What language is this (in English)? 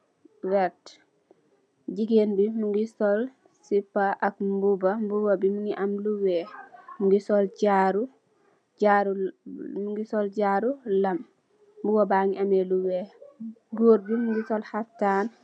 Wolof